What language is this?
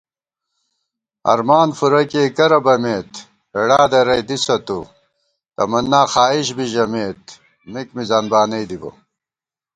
Gawar-Bati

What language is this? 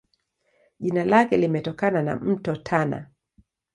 Swahili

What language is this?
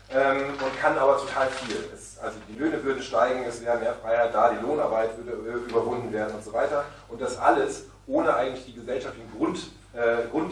German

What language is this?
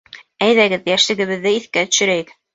Bashkir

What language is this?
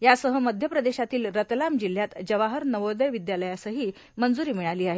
Marathi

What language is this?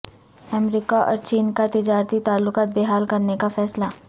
Urdu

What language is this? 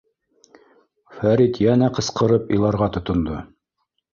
Bashkir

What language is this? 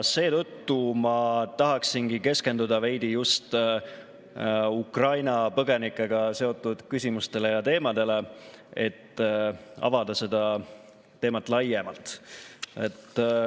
Estonian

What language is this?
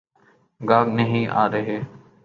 Urdu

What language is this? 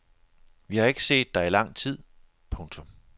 Danish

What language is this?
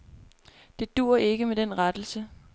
Danish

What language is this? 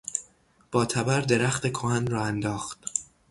Persian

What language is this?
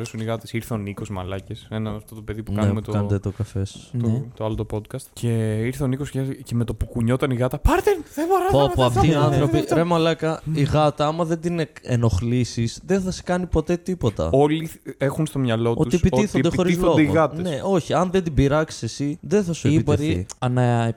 Greek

